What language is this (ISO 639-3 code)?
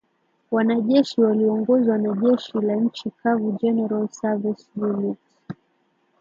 swa